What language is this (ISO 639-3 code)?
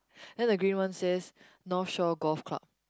eng